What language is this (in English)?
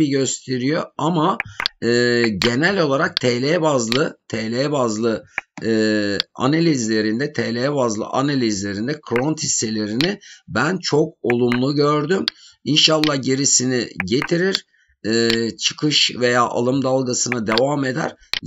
Turkish